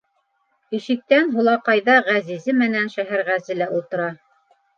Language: Bashkir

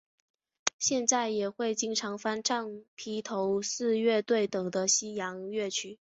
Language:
Chinese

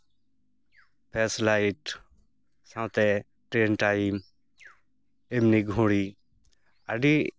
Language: Santali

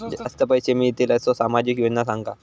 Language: Marathi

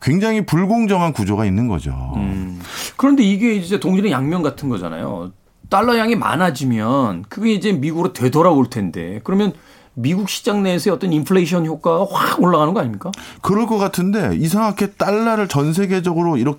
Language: Korean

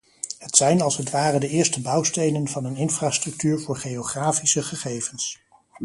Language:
Dutch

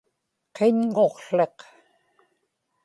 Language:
Inupiaq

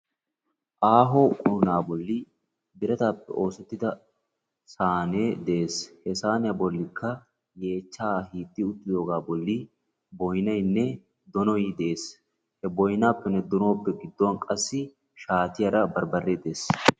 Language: Wolaytta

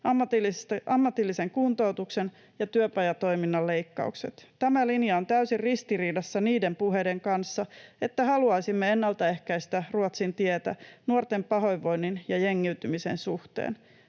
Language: Finnish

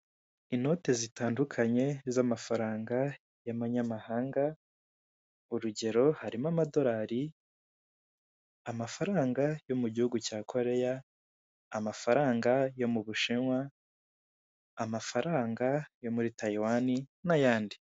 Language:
Kinyarwanda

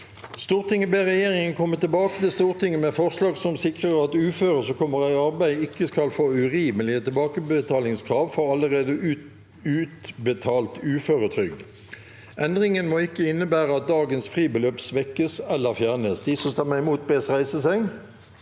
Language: Norwegian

